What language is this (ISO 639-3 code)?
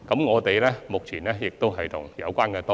yue